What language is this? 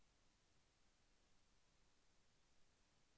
Telugu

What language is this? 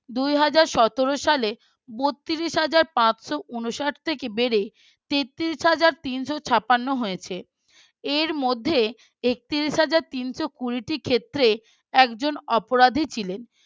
Bangla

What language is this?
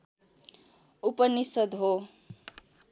Nepali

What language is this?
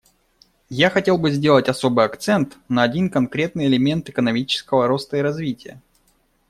Russian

